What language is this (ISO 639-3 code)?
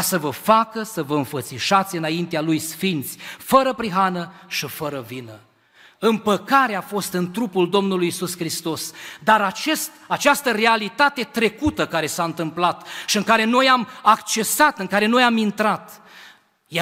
ron